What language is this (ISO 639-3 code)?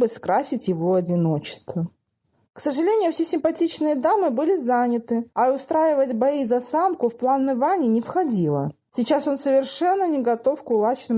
rus